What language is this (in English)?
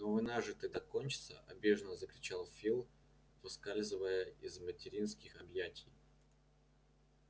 Russian